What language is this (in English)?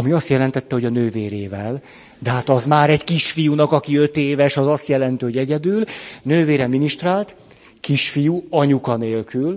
Hungarian